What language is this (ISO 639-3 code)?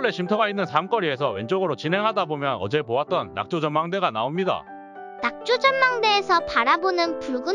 kor